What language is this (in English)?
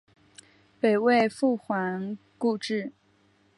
Chinese